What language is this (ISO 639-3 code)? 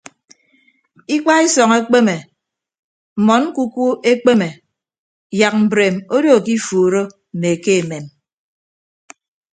ibb